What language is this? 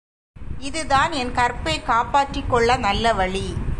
Tamil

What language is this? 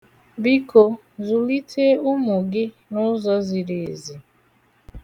Igbo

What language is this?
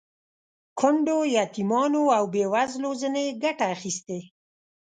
Pashto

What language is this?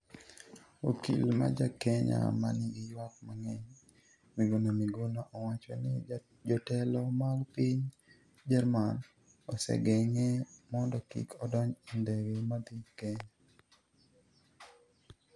Luo (Kenya and Tanzania)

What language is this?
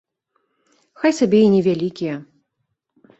Belarusian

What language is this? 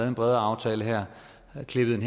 Danish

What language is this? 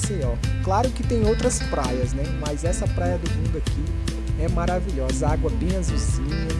Portuguese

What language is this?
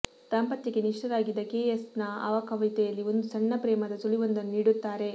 Kannada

